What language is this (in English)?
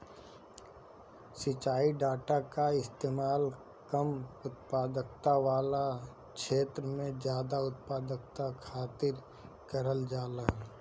Bhojpuri